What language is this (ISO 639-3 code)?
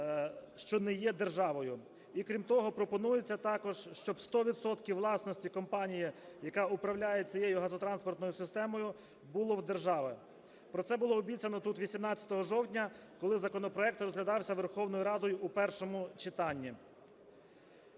ukr